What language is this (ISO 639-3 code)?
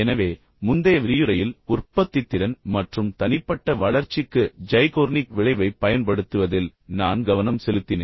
tam